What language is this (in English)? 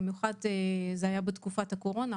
Hebrew